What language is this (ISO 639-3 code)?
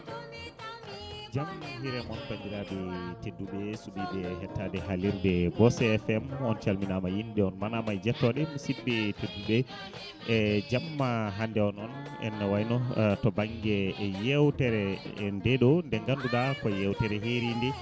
ful